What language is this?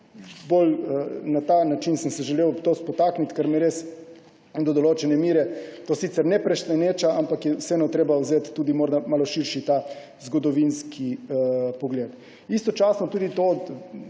Slovenian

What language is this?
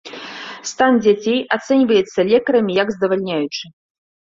Belarusian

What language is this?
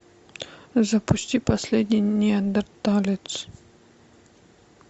Russian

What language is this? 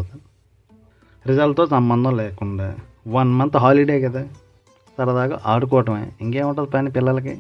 Telugu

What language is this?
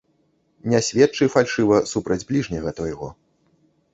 Belarusian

